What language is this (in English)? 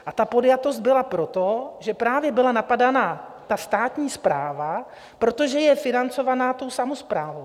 Czech